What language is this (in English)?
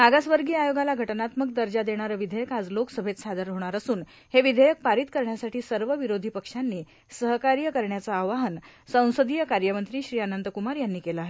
Marathi